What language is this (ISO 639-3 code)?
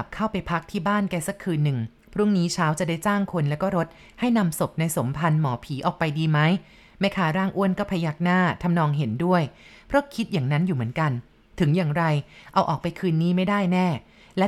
tha